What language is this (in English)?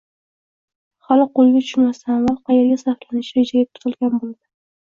Uzbek